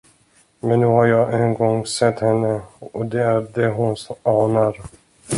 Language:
Swedish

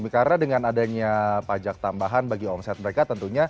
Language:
Indonesian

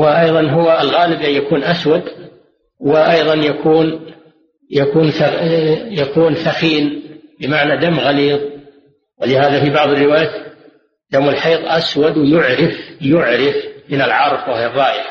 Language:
Arabic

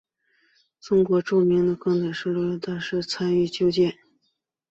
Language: Chinese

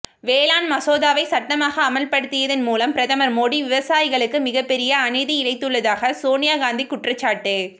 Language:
Tamil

